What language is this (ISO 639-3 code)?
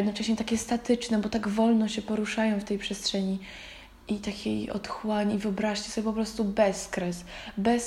pol